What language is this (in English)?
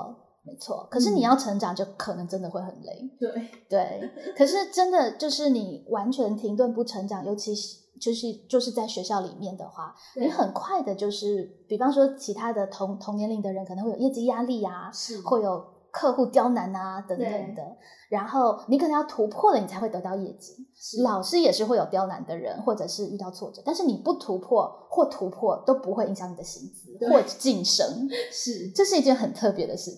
Chinese